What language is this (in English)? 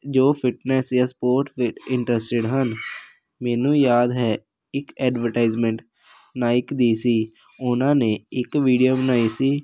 Punjabi